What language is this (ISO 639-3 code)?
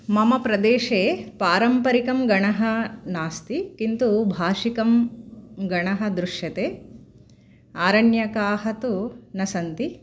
san